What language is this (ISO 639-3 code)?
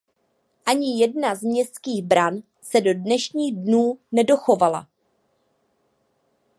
ces